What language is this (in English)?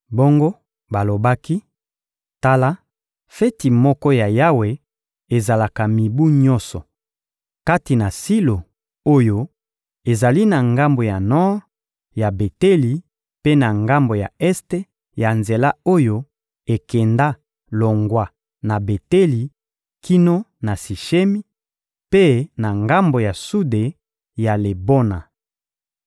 Lingala